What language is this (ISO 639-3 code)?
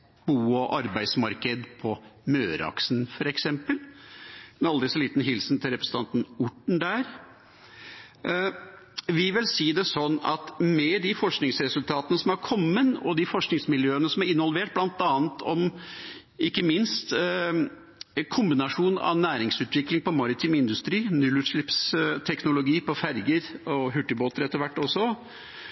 nob